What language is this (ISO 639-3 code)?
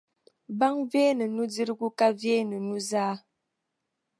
dag